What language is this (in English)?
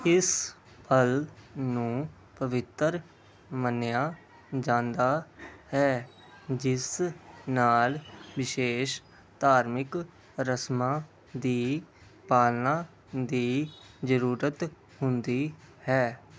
Punjabi